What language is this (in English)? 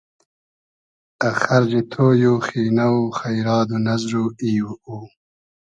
Hazaragi